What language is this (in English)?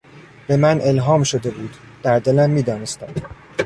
Persian